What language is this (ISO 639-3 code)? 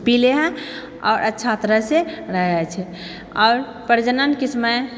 mai